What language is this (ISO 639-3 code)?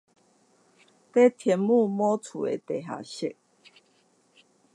zho